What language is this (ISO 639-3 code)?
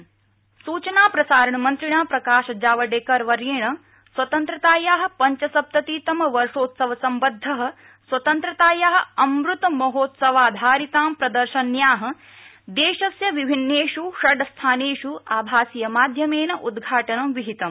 san